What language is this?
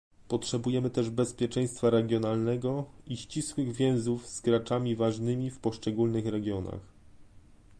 Polish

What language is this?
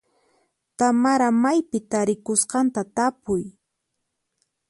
Puno Quechua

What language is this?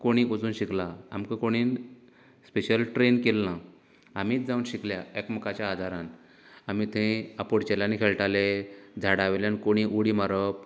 Konkani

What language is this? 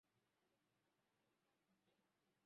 Swahili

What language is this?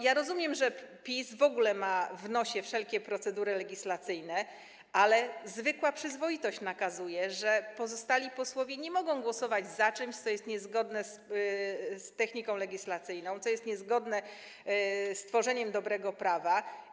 Polish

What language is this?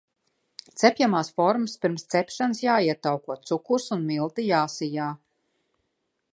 Latvian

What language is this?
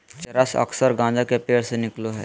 Magahi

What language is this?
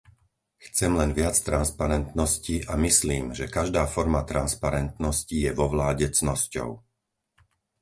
Slovak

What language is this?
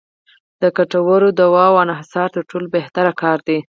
Pashto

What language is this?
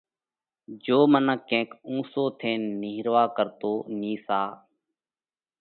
Parkari Koli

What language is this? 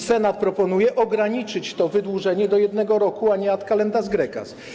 Polish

